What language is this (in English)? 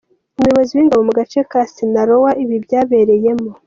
Kinyarwanda